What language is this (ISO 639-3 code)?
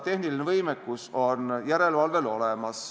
est